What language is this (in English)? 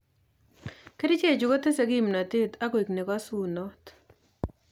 Kalenjin